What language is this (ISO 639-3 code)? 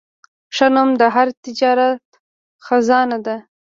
pus